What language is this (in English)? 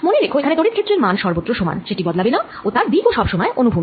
Bangla